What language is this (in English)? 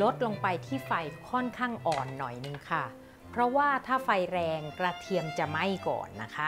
Thai